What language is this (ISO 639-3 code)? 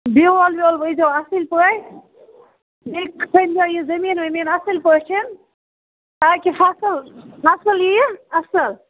kas